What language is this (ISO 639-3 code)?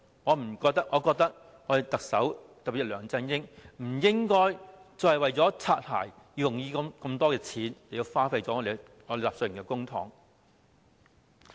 yue